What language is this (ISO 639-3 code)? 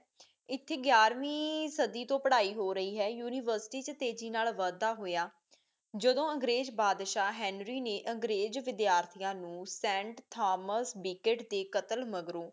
pan